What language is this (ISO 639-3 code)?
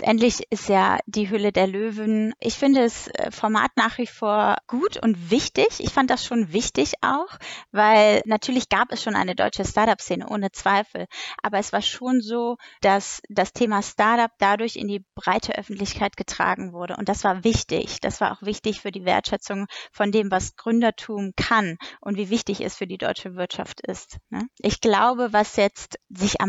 deu